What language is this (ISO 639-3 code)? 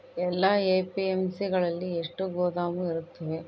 kan